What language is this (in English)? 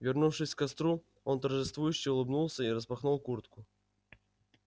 Russian